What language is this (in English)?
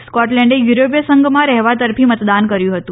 Gujarati